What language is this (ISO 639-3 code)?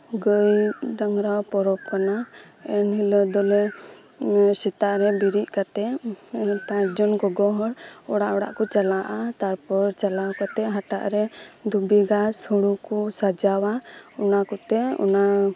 sat